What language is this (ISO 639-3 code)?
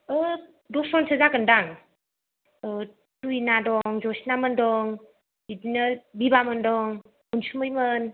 brx